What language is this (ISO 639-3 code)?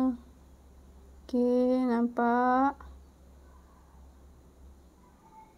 msa